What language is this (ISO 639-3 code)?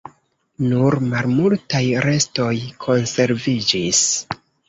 epo